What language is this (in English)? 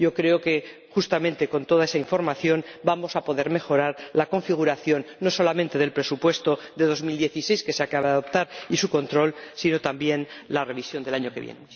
Spanish